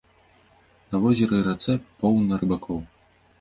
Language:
Belarusian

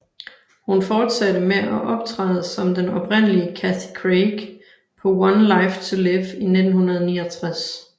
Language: Danish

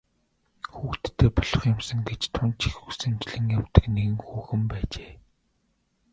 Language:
Mongolian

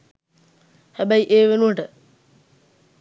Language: Sinhala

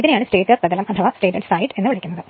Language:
Malayalam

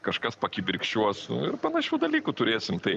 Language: Lithuanian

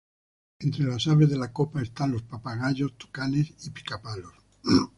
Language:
Spanish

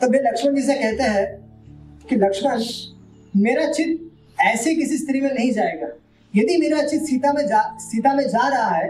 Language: Hindi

